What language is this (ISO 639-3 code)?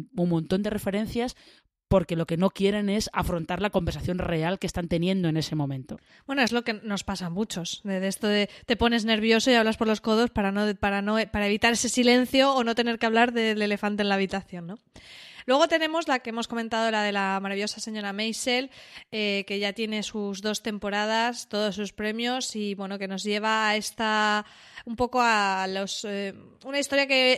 spa